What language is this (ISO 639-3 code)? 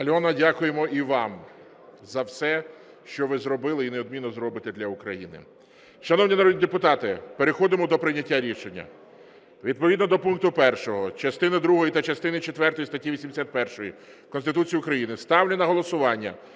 ukr